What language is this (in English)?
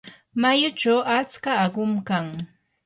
Yanahuanca Pasco Quechua